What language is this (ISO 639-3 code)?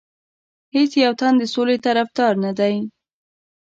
pus